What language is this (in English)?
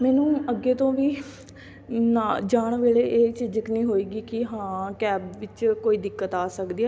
Punjabi